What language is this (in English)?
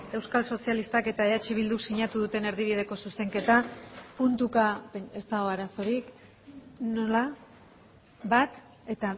Basque